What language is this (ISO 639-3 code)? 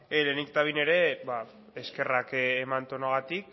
eus